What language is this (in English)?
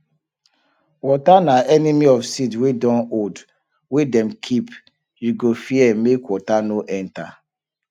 Nigerian Pidgin